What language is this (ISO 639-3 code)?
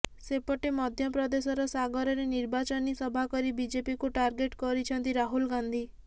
ori